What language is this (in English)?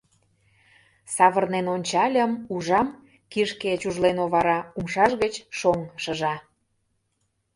Mari